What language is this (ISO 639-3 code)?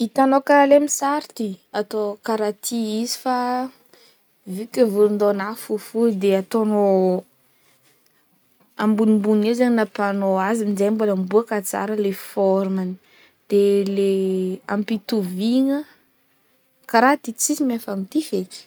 bmm